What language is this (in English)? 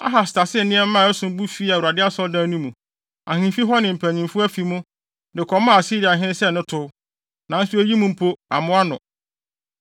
Akan